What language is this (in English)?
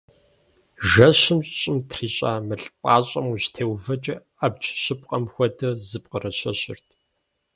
Kabardian